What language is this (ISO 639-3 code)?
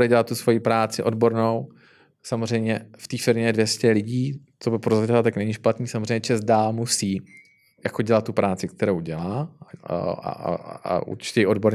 ces